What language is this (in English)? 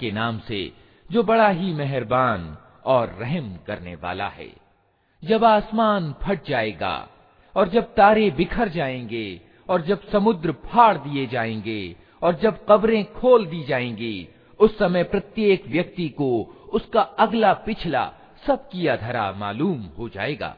Hindi